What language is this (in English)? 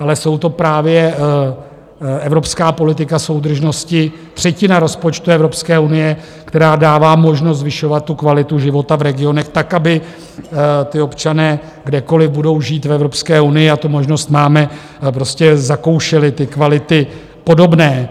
Czech